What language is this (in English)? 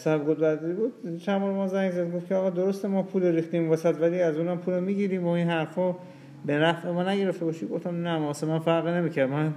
Persian